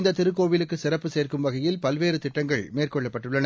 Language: Tamil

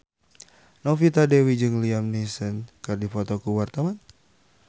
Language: Sundanese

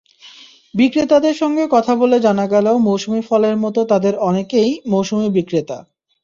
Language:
Bangla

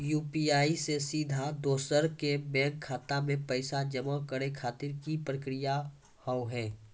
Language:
Maithili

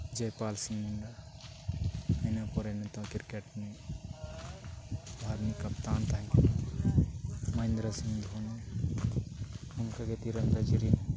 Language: Santali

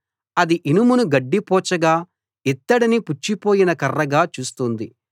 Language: Telugu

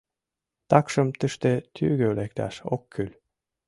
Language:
Mari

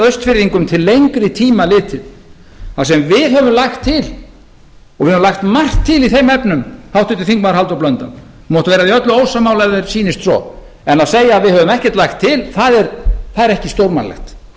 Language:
Icelandic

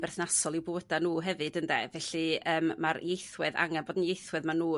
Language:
Welsh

